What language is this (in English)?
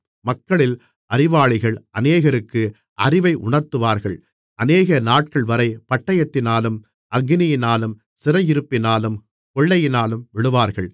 Tamil